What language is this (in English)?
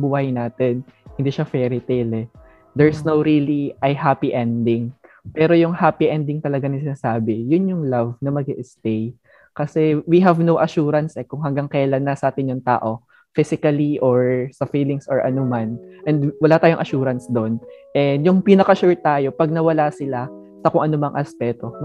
Filipino